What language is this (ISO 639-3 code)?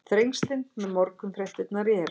isl